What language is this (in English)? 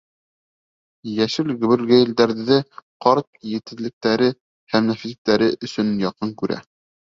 Bashkir